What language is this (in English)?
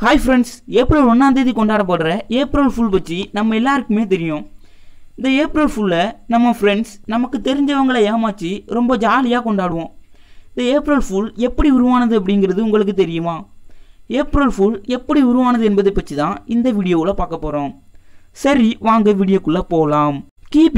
Romanian